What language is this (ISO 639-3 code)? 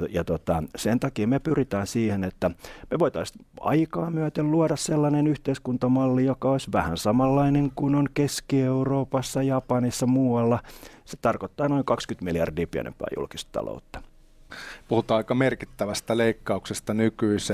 fin